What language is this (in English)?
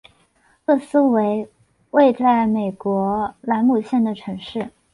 Chinese